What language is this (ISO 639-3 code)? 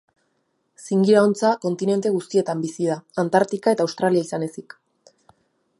eus